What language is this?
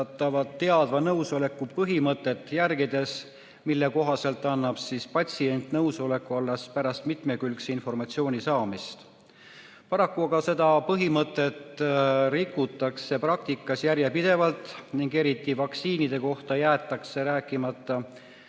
Estonian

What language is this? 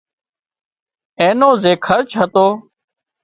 Wadiyara Koli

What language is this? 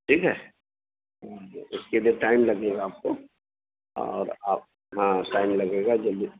Urdu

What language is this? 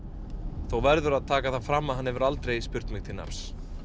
Icelandic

